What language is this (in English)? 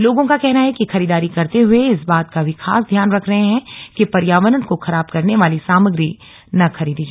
Hindi